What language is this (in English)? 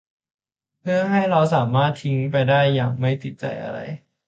Thai